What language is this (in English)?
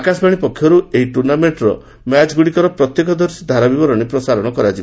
Odia